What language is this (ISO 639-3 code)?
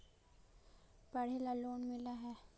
mag